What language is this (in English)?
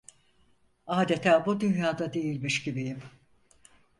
Turkish